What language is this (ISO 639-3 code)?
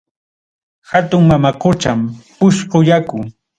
quy